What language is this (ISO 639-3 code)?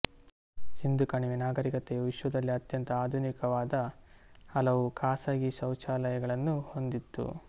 kan